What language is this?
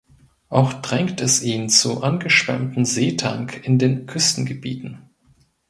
German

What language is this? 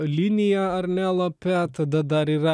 Lithuanian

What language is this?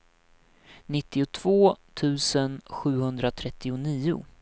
Swedish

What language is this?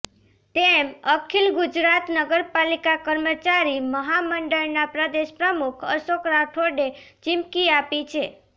Gujarati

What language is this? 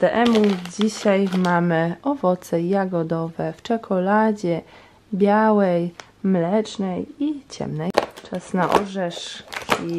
Polish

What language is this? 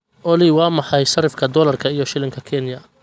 Somali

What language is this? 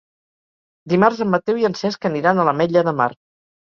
Catalan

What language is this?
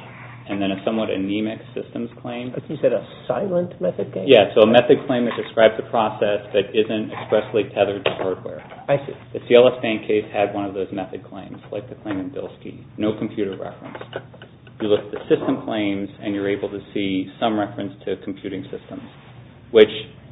English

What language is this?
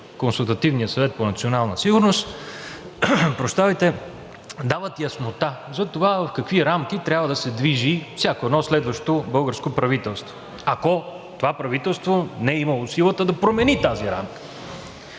Bulgarian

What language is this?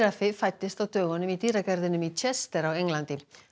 Icelandic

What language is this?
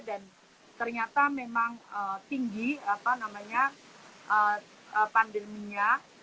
Indonesian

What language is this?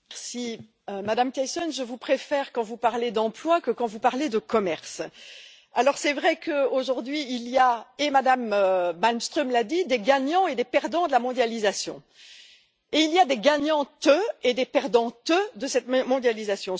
French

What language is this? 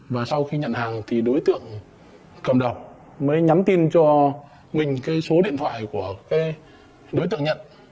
Vietnamese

